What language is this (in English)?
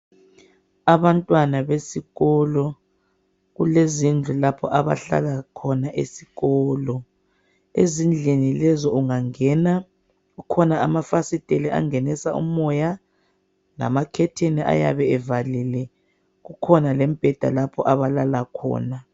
North Ndebele